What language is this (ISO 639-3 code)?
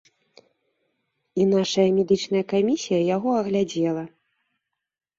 bel